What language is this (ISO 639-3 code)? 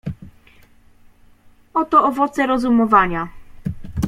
pol